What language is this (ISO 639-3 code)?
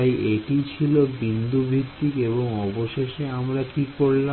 ben